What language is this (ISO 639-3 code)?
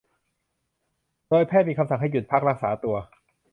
tha